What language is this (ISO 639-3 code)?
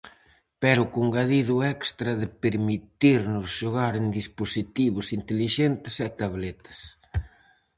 glg